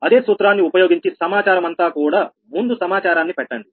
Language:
Telugu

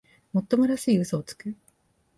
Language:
Japanese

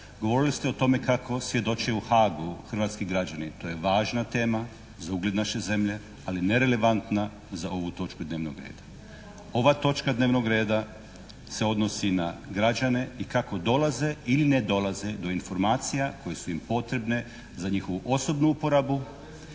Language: Croatian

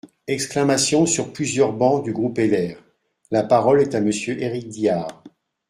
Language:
French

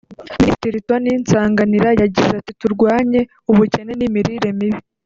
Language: Kinyarwanda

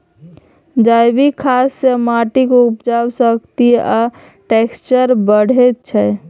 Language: Maithili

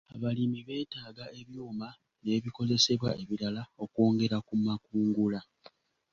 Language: Ganda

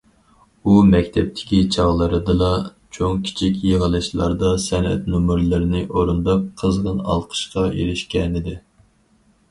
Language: Uyghur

